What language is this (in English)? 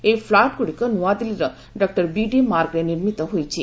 Odia